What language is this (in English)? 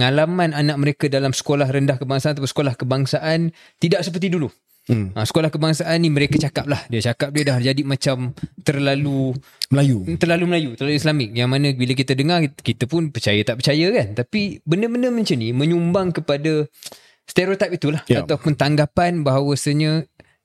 Malay